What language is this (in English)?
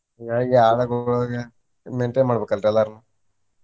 Kannada